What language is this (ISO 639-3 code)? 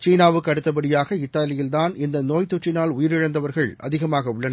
tam